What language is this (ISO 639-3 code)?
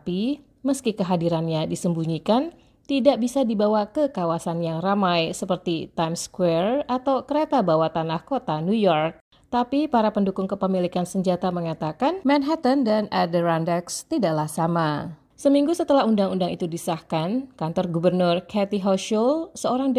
ind